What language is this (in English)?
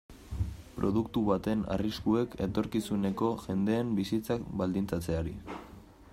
Basque